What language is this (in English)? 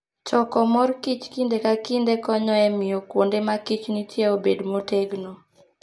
Luo (Kenya and Tanzania)